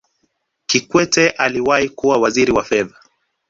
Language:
Swahili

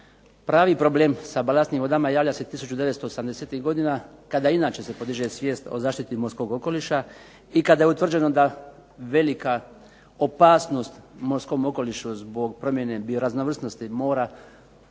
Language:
Croatian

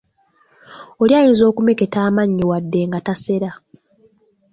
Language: Ganda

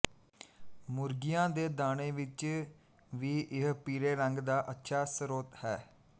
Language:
Punjabi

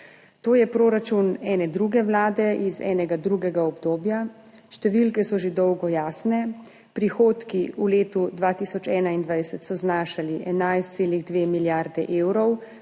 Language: Slovenian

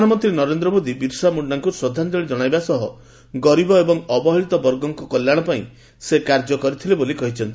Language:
Odia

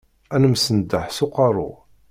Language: Kabyle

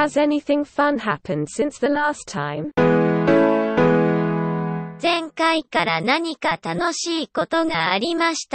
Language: Swedish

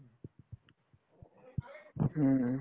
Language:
Assamese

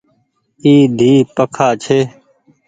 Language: Goaria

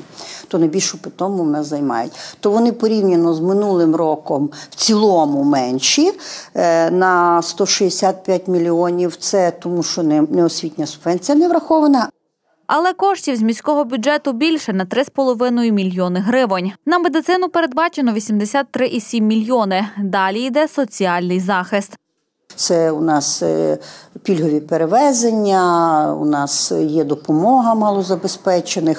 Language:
Ukrainian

